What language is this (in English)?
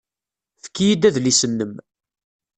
Kabyle